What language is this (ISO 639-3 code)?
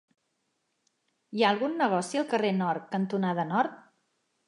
cat